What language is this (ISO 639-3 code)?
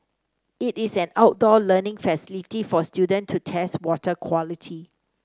eng